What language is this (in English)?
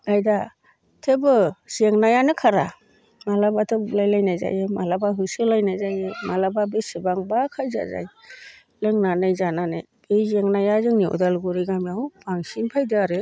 Bodo